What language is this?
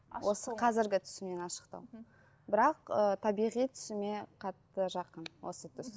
Kazakh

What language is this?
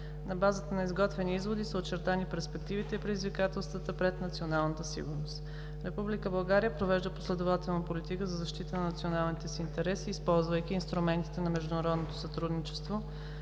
Bulgarian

